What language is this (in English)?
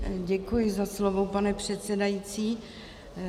Czech